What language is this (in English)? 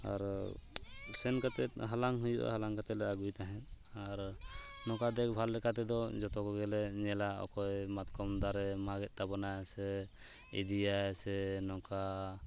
Santali